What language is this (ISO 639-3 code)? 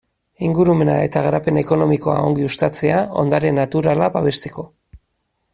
eus